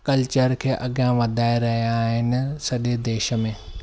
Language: Sindhi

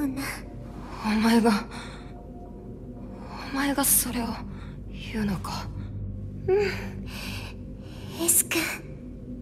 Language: Japanese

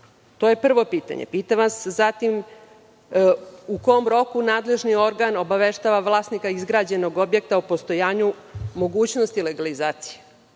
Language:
Serbian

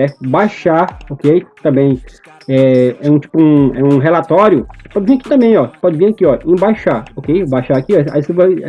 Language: Portuguese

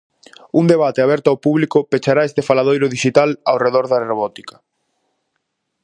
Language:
Galician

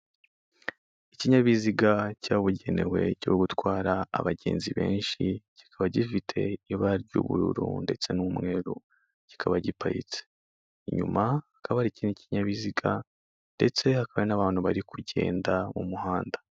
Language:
Kinyarwanda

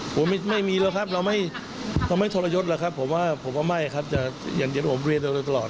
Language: Thai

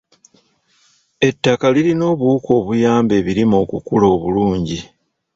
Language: Ganda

